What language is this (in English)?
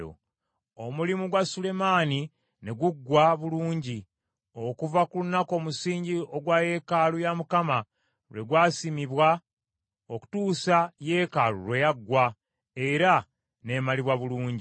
Ganda